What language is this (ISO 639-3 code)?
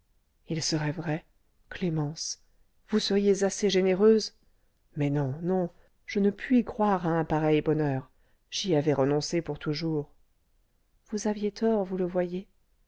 fra